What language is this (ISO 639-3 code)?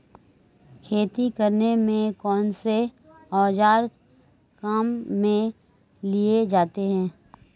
hin